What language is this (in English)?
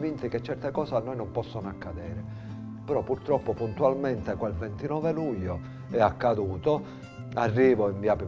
Italian